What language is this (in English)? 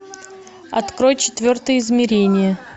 Russian